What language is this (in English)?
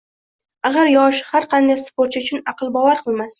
Uzbek